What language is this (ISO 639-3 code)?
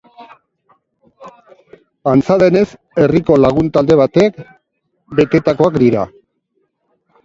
eus